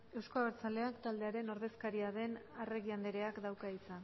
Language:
Basque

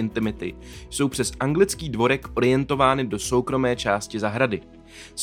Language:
Czech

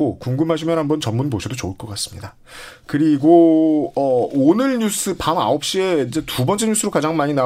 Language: Korean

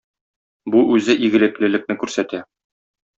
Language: Tatar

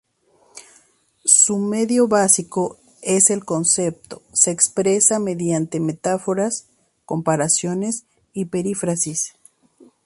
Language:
Spanish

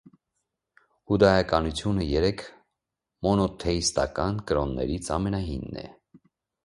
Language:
Armenian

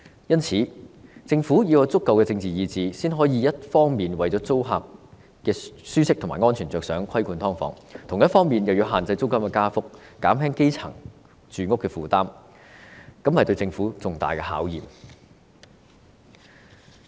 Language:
Cantonese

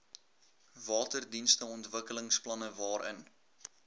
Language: Afrikaans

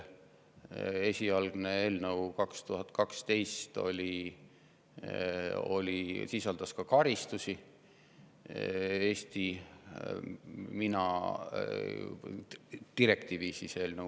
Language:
Estonian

